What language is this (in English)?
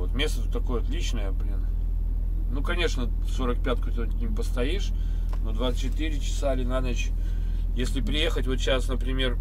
Russian